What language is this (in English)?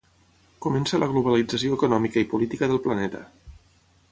Catalan